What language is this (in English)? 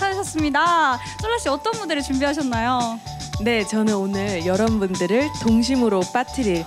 Korean